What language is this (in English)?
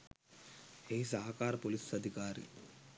Sinhala